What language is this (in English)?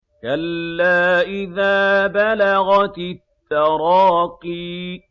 Arabic